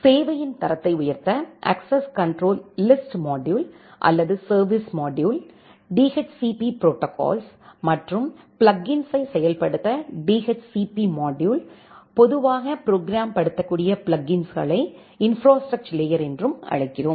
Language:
Tamil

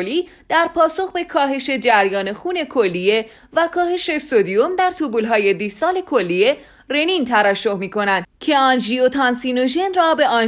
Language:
Persian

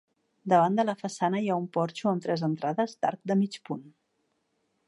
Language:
Catalan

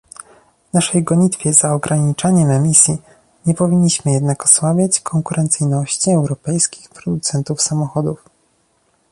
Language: Polish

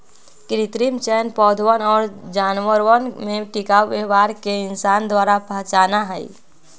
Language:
Magahi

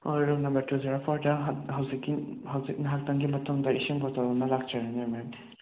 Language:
Manipuri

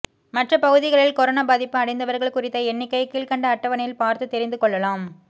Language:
Tamil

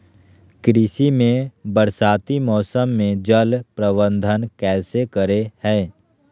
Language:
Magahi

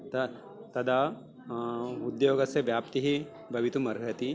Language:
Sanskrit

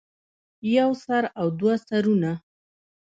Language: Pashto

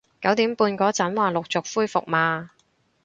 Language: Cantonese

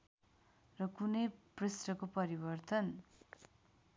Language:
Nepali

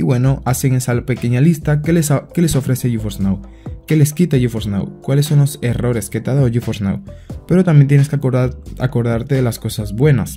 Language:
Spanish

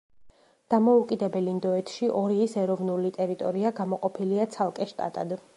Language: Georgian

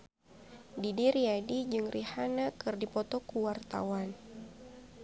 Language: Sundanese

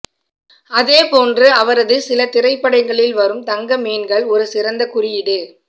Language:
Tamil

